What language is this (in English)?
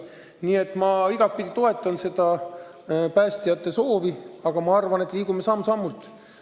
Estonian